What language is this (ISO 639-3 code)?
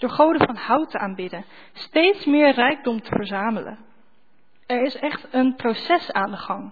nld